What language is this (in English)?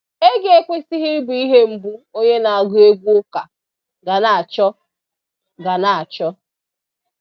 Igbo